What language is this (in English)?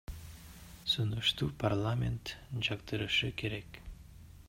Kyrgyz